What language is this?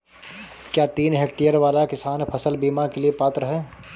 Hindi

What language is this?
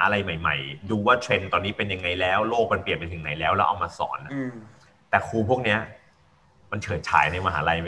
Thai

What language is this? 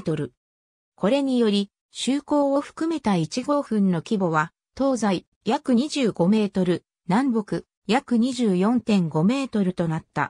Japanese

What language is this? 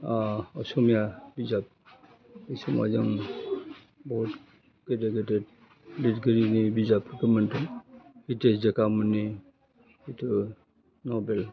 Bodo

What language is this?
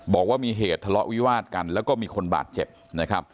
Thai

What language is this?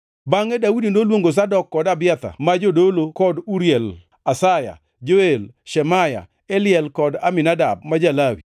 Luo (Kenya and Tanzania)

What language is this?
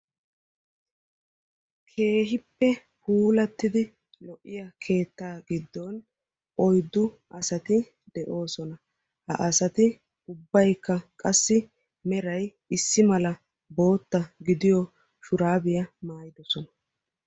Wolaytta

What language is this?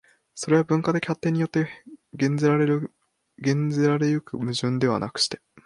Japanese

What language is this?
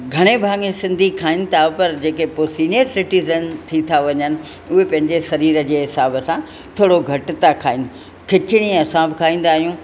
Sindhi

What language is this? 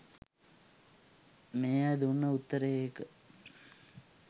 Sinhala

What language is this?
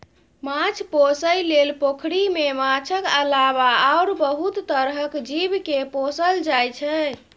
Maithili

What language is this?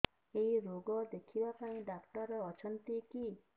Odia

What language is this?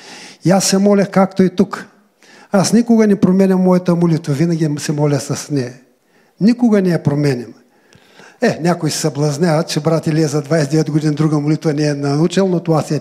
Bulgarian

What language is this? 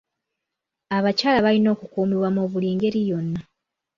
Ganda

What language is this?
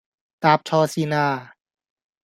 Cantonese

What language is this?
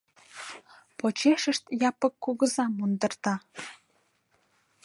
Mari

